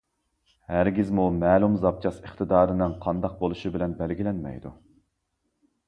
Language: Uyghur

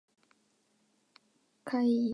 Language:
Japanese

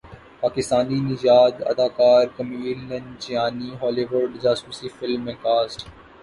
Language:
Urdu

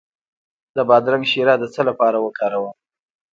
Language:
Pashto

